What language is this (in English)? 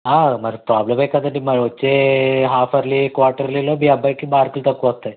Telugu